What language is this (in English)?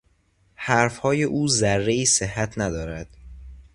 Persian